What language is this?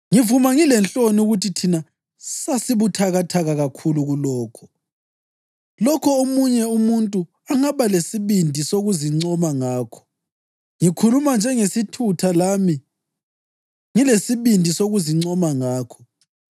North Ndebele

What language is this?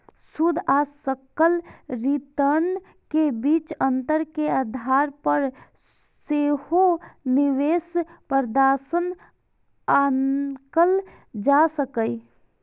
Maithili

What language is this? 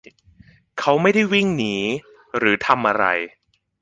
Thai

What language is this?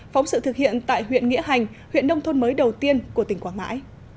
Vietnamese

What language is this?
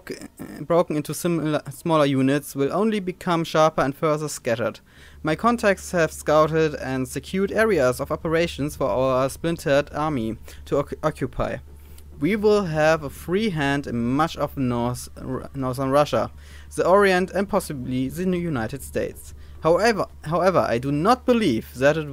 German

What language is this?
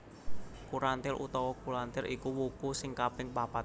Javanese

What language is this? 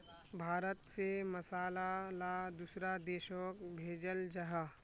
Magahi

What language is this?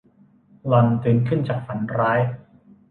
Thai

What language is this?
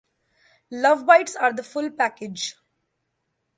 English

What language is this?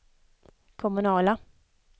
Swedish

